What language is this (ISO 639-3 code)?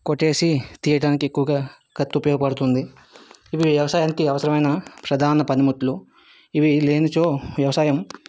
tel